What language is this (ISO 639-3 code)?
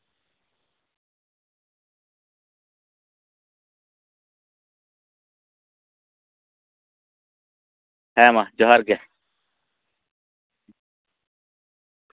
sat